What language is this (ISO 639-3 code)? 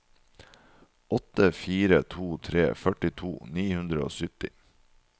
nor